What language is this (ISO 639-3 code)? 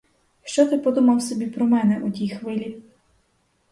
ukr